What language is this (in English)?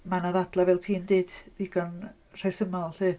Welsh